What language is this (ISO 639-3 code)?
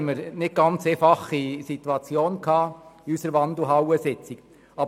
gsw